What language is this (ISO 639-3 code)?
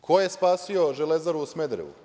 srp